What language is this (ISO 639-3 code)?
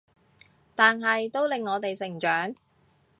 yue